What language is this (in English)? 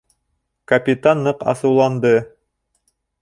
Bashkir